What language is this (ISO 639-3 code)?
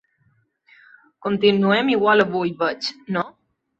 cat